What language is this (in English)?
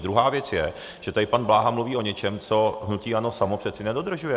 Czech